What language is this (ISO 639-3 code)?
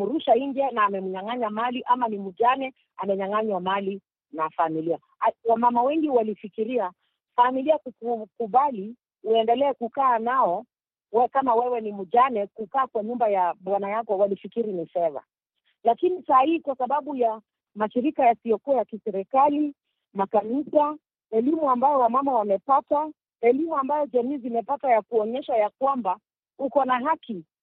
swa